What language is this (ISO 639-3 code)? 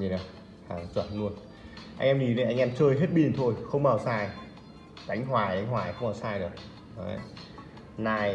vie